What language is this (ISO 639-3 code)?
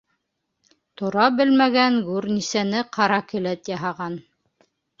bak